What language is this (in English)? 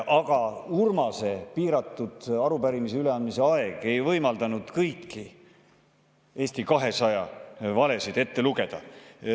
Estonian